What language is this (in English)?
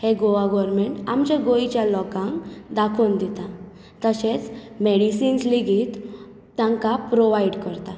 Konkani